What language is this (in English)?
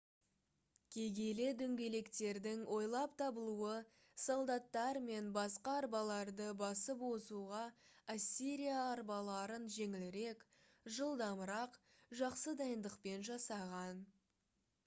Kazakh